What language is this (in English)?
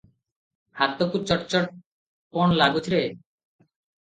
Odia